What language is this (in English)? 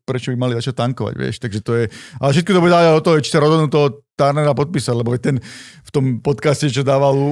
Slovak